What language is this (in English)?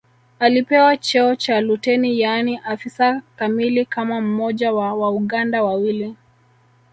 Swahili